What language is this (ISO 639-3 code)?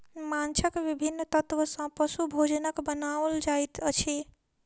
mai